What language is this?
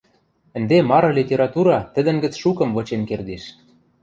Western Mari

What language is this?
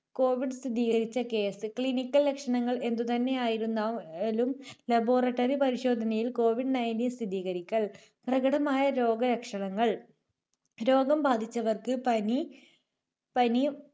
Malayalam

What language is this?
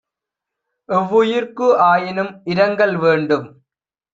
Tamil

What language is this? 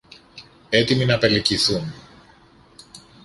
Greek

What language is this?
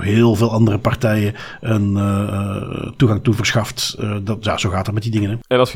Dutch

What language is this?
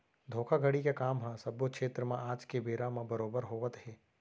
Chhattisgarhi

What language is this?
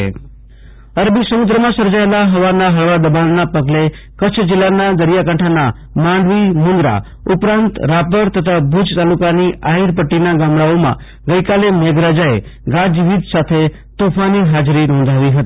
Gujarati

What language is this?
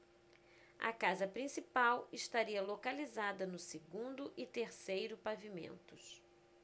Portuguese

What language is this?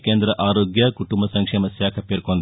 Telugu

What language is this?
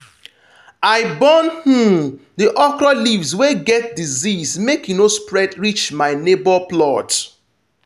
Nigerian Pidgin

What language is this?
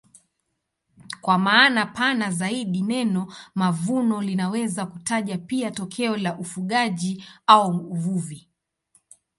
Swahili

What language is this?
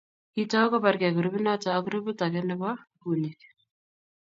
Kalenjin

